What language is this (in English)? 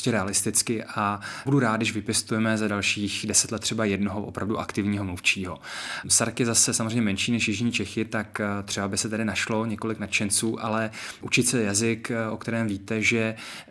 Czech